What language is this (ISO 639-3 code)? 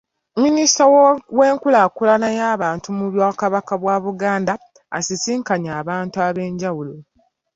lug